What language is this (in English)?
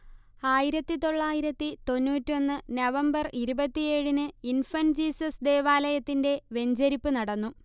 Malayalam